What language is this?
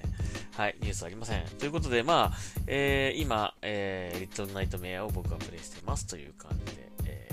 Japanese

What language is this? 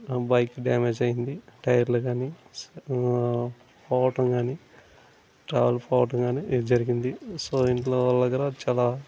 Telugu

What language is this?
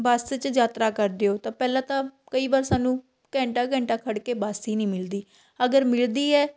Punjabi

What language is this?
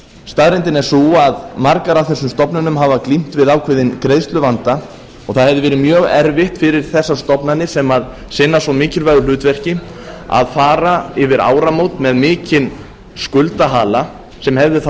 Icelandic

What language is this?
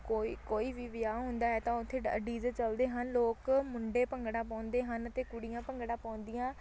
Punjabi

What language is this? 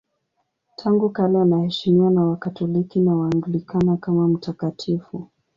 Swahili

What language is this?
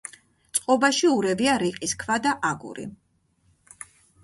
Georgian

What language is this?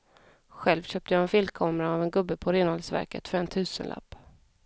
Swedish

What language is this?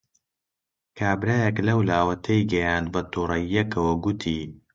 Central Kurdish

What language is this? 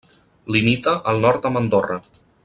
Catalan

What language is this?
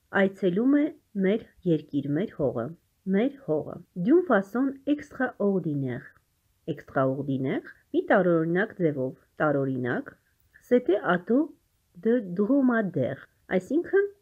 Polish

